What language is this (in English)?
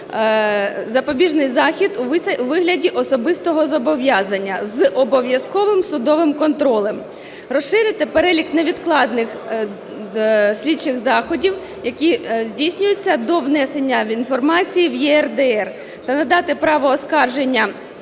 Ukrainian